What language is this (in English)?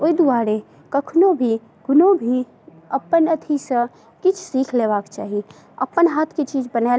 Maithili